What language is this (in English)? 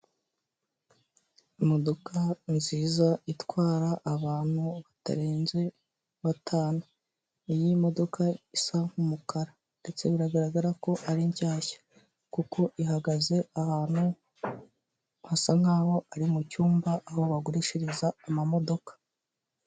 Kinyarwanda